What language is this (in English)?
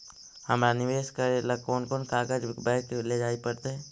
Magahi